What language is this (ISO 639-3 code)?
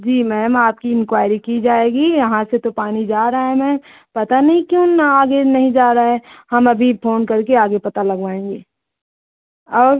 hin